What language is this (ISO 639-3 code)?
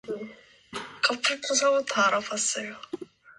kor